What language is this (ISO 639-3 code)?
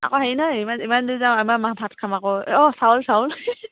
asm